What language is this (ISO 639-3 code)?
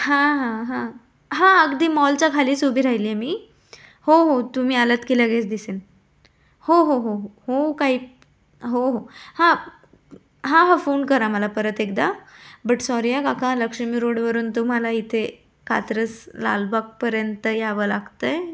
mar